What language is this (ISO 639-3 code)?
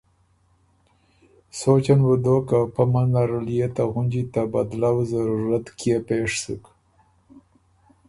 oru